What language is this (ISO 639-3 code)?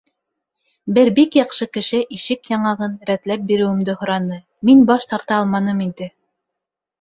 bak